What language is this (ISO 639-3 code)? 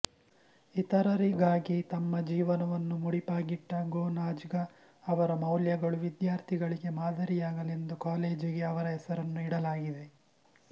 kan